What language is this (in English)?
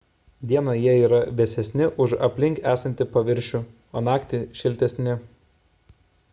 Lithuanian